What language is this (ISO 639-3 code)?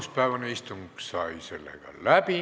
est